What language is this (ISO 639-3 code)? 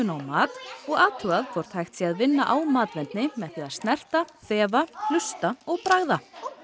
isl